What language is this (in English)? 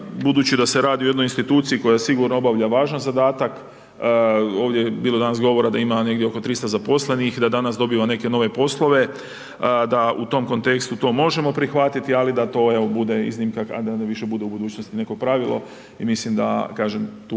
Croatian